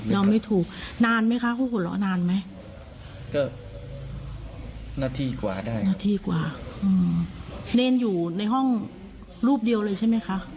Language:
Thai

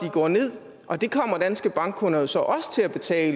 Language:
Danish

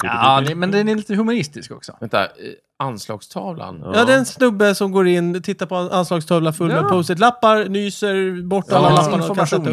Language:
Swedish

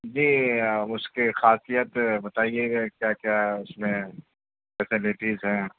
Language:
Urdu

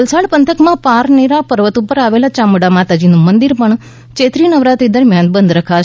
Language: Gujarati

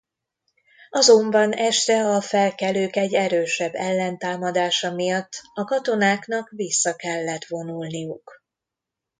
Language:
Hungarian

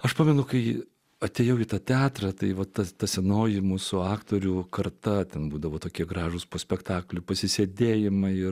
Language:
Lithuanian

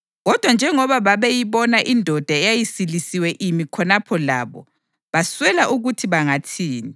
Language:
North Ndebele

